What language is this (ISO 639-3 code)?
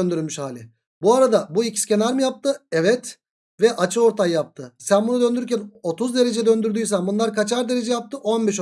tur